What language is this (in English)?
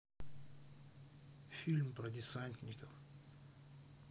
Russian